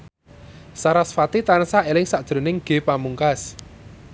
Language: Javanese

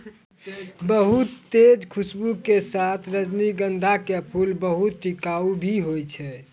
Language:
Maithili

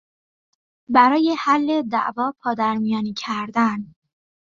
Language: Persian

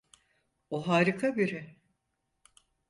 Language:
Turkish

